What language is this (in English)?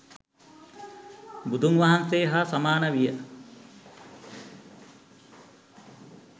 Sinhala